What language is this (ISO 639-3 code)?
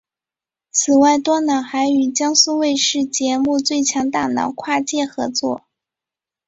zho